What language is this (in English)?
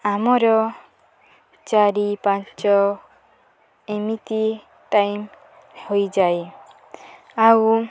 Odia